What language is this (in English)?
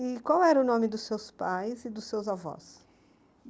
Portuguese